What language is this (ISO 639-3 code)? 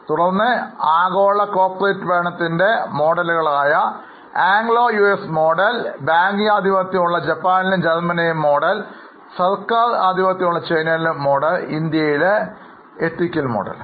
mal